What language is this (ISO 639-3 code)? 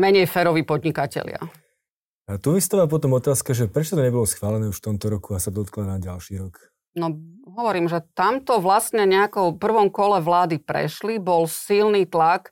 slk